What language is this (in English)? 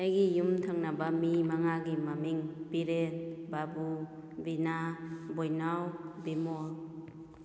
Manipuri